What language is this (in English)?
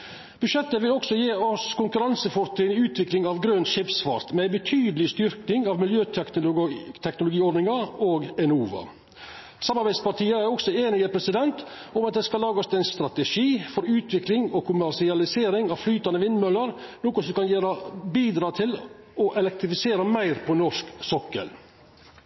Norwegian Nynorsk